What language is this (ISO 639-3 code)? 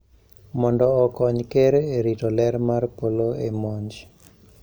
luo